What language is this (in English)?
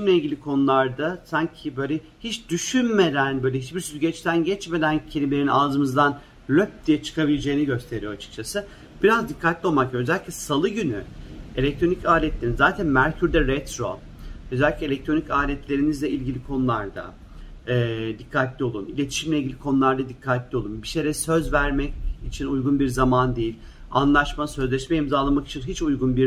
Turkish